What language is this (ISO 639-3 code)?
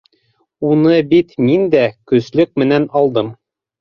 bak